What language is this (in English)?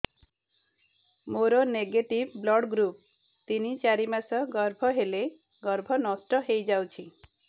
Odia